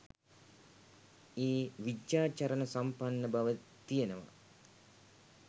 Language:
Sinhala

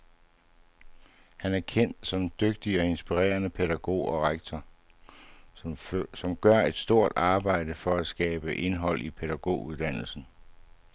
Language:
Danish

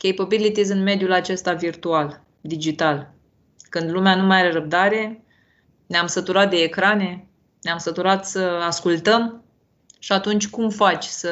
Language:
Romanian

